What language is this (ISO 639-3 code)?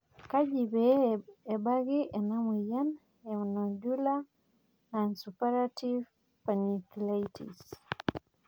mas